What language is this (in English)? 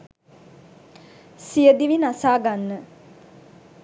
Sinhala